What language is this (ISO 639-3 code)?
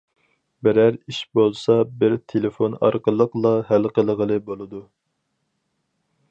uig